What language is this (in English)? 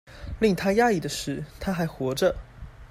Chinese